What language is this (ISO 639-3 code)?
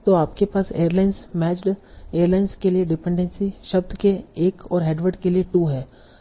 hin